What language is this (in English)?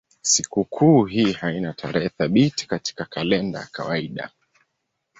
Swahili